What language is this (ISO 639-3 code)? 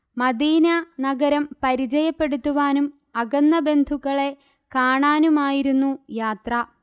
mal